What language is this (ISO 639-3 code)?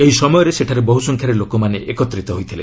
ori